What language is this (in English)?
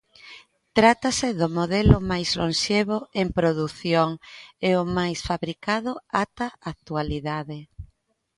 Galician